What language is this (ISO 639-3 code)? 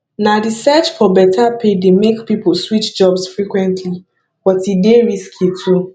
pcm